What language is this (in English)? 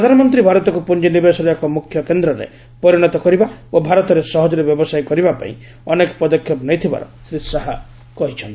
Odia